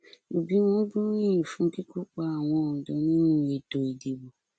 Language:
Yoruba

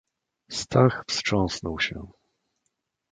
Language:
Polish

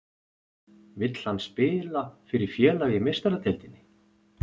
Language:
Icelandic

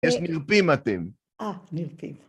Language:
Hebrew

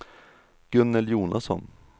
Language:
Swedish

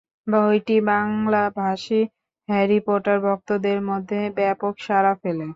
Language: Bangla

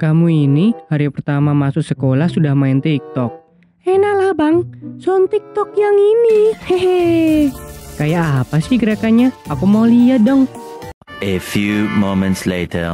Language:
Indonesian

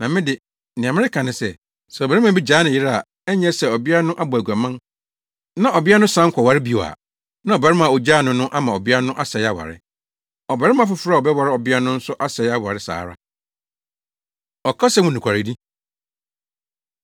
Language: Akan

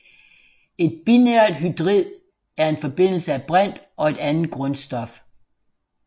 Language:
Danish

